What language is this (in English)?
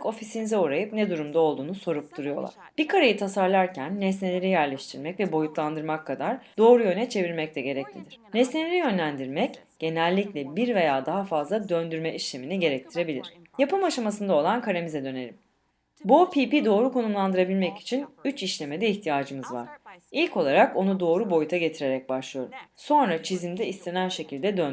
Turkish